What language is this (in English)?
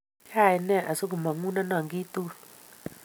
Kalenjin